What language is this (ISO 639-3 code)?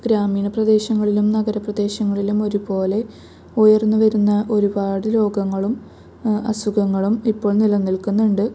mal